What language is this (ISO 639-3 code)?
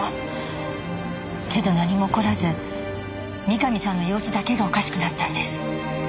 jpn